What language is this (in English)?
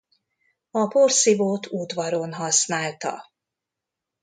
Hungarian